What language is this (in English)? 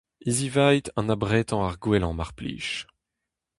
Breton